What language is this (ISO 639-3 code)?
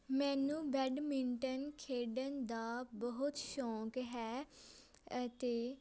pan